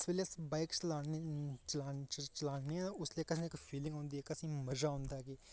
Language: Dogri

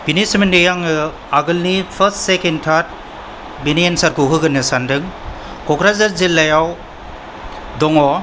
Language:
Bodo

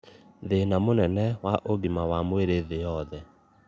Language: Kikuyu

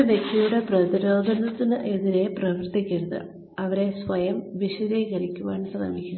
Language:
Malayalam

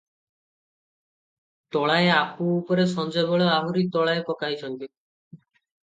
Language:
Odia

